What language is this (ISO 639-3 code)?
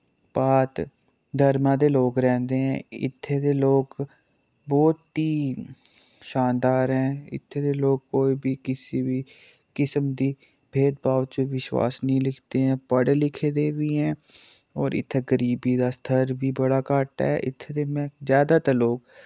doi